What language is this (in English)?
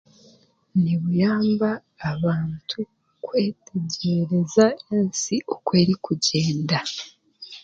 Chiga